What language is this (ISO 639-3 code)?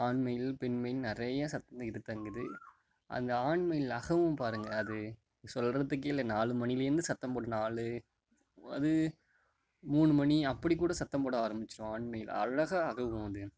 tam